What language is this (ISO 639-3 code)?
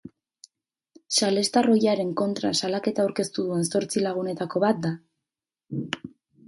eus